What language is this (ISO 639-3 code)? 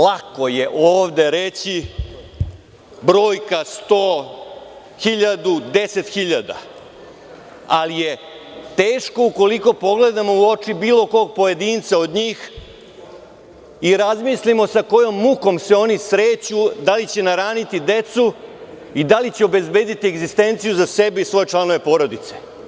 srp